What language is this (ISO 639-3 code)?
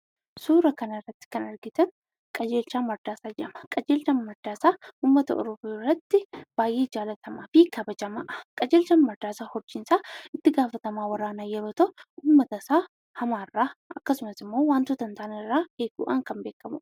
orm